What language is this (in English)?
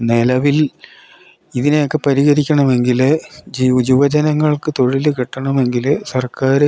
Malayalam